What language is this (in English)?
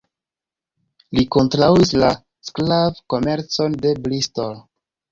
Esperanto